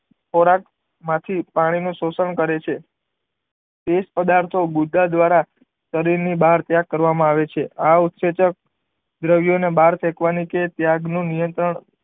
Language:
Gujarati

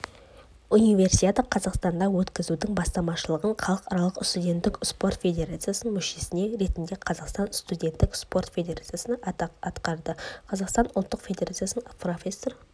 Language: Kazakh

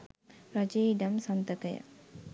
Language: Sinhala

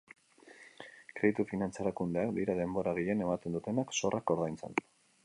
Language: Basque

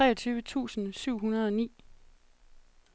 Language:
Danish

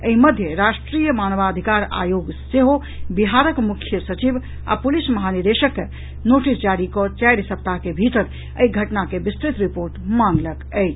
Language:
Maithili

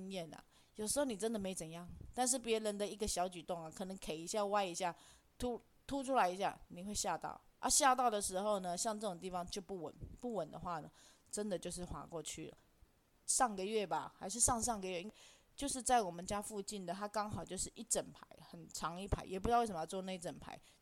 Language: Chinese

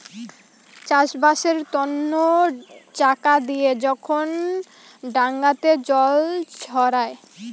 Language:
Bangla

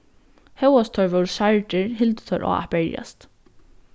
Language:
Faroese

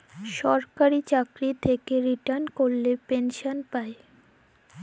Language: Bangla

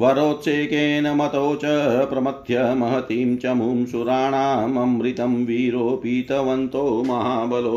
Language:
Hindi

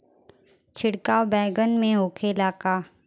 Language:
Bhojpuri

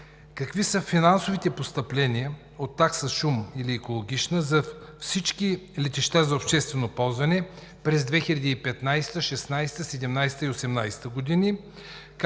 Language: Bulgarian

